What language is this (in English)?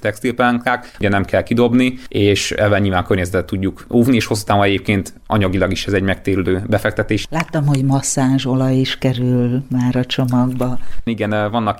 Hungarian